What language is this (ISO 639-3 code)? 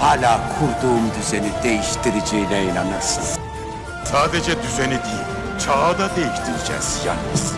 tur